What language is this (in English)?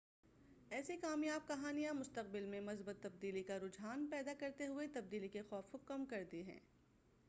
Urdu